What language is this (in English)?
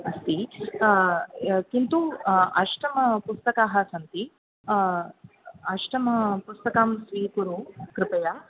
Sanskrit